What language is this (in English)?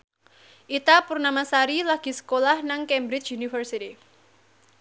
Javanese